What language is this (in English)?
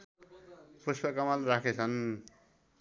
Nepali